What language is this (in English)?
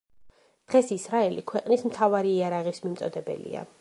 Georgian